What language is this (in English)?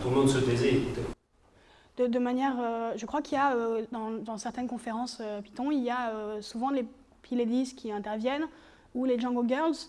French